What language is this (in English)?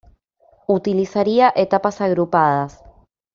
Spanish